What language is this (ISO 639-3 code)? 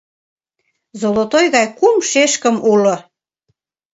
chm